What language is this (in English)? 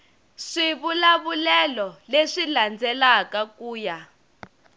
Tsonga